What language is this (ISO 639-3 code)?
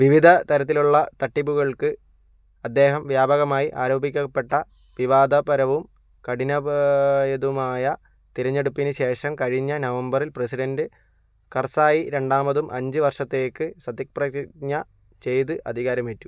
mal